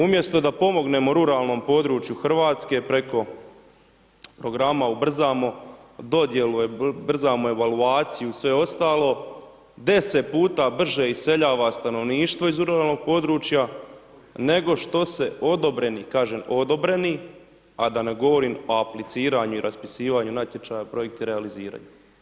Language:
Croatian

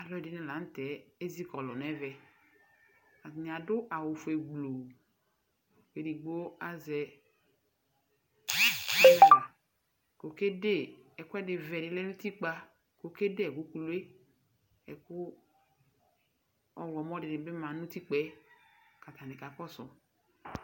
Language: Ikposo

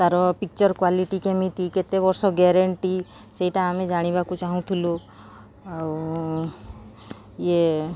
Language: Odia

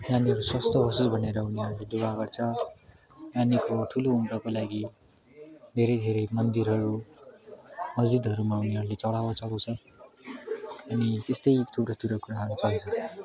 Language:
Nepali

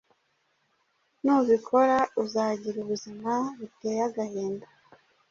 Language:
Kinyarwanda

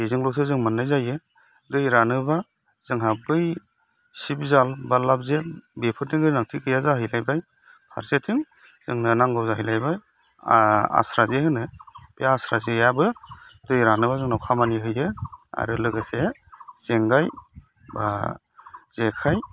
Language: Bodo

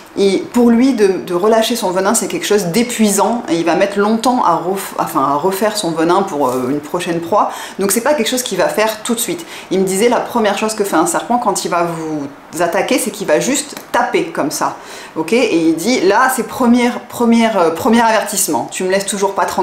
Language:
French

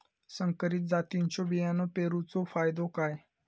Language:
Marathi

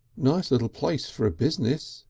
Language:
English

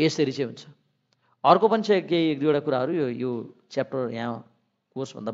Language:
Korean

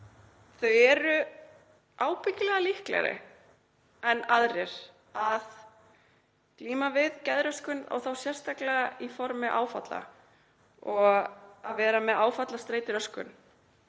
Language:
Icelandic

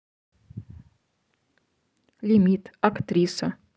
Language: Russian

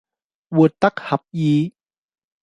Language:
Cantonese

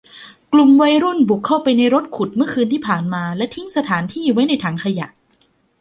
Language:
Thai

